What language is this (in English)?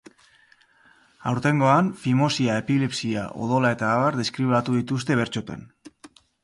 Basque